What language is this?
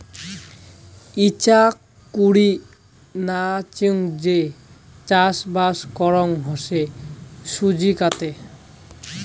Bangla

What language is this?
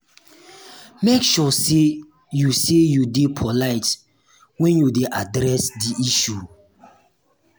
Nigerian Pidgin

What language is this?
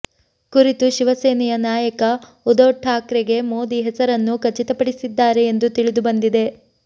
Kannada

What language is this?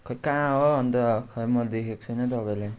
Nepali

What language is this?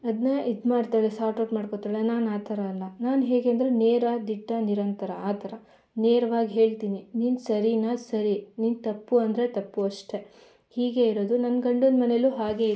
Kannada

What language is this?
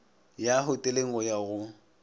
Northern Sotho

